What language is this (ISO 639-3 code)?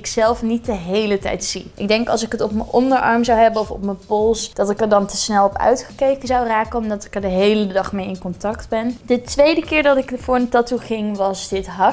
nld